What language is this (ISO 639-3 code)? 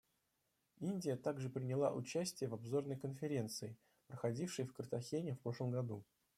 rus